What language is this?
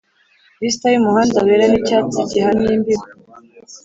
Kinyarwanda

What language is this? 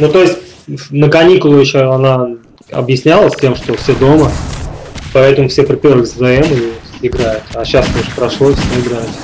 Russian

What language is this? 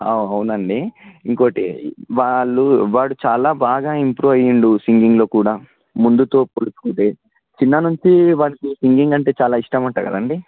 Telugu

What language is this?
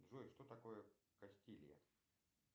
Russian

